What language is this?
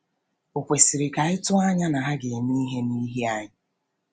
Igbo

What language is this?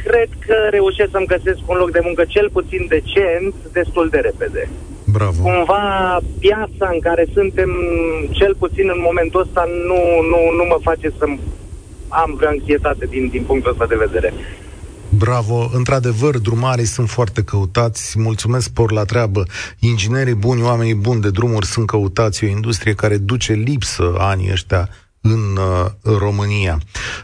Romanian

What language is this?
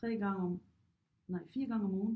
Danish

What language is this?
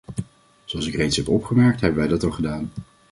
Dutch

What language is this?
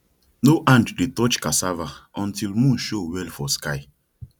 Nigerian Pidgin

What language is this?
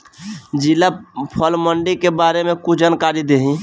Bhojpuri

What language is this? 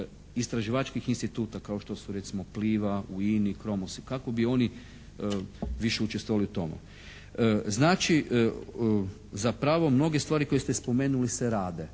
Croatian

